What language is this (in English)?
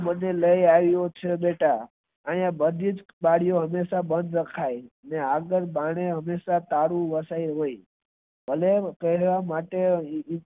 Gujarati